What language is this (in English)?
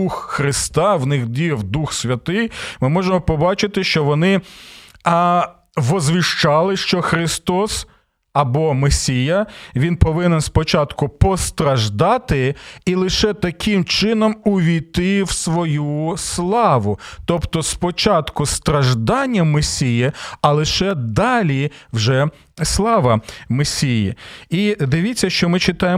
Ukrainian